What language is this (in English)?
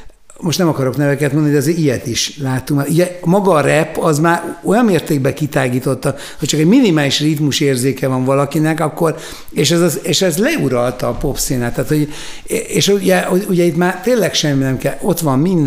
Hungarian